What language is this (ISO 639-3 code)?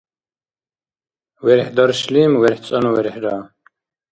dar